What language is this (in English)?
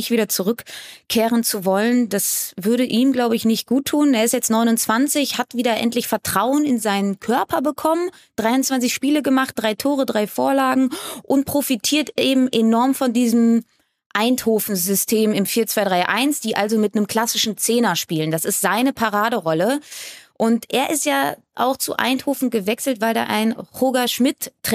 German